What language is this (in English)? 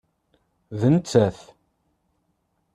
Kabyle